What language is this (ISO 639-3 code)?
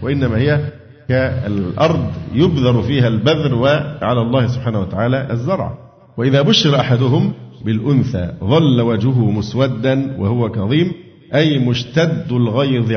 ara